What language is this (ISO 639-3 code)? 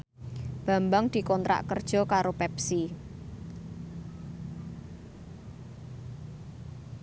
jav